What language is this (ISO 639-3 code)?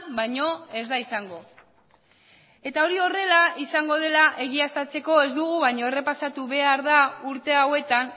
eus